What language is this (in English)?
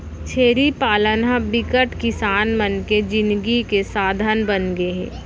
Chhattisgarhi